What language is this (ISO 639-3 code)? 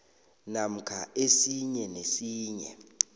nbl